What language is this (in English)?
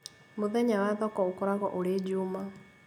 Kikuyu